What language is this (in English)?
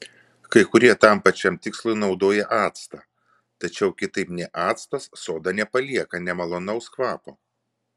Lithuanian